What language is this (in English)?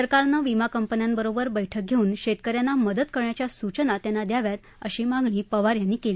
Marathi